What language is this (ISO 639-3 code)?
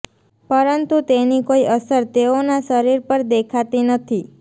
guj